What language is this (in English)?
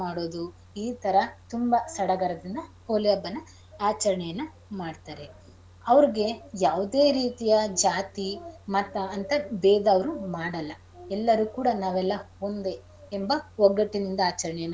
Kannada